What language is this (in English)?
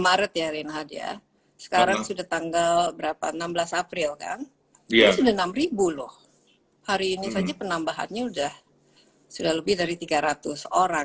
Indonesian